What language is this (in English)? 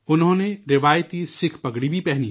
Urdu